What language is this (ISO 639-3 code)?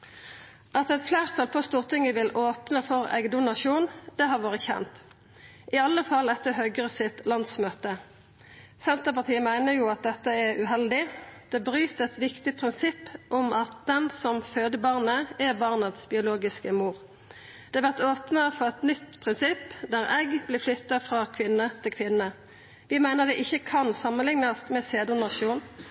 nno